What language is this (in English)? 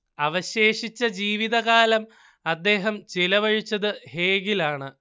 Malayalam